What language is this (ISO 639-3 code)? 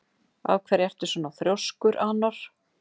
isl